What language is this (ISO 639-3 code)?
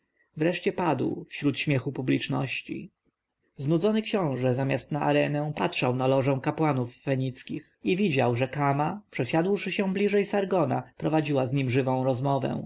pol